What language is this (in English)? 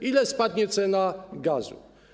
Polish